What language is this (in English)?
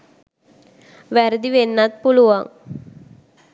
Sinhala